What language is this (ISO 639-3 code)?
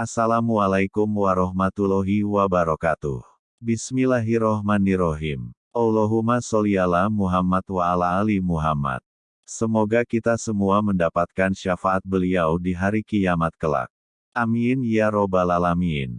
ind